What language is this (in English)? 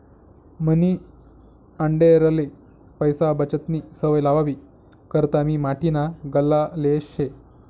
Marathi